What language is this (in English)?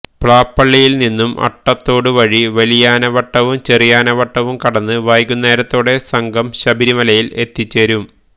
Malayalam